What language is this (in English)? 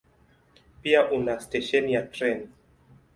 Swahili